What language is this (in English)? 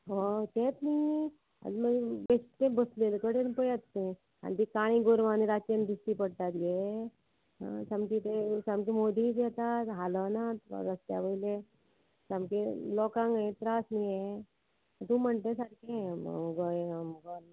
Konkani